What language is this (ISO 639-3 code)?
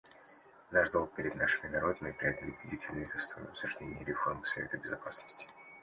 rus